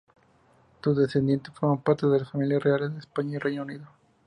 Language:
Spanish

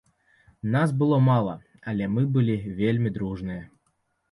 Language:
Belarusian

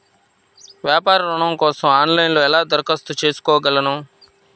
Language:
Telugu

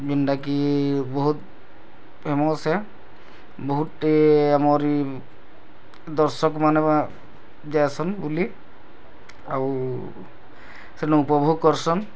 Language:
Odia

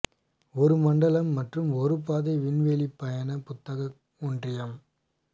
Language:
Tamil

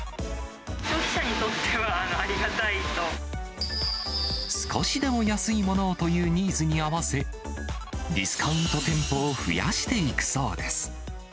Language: Japanese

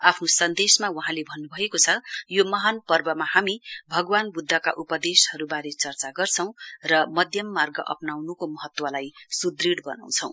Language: Nepali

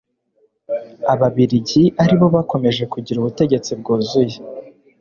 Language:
Kinyarwanda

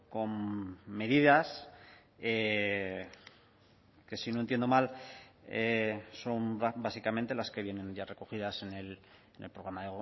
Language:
Spanish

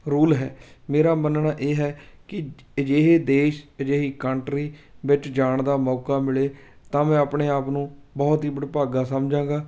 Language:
Punjabi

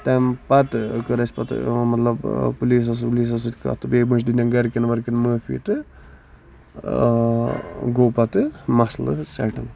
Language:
Kashmiri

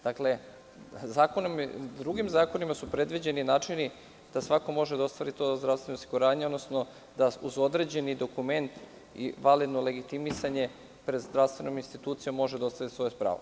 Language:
Serbian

